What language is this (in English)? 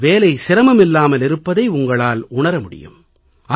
Tamil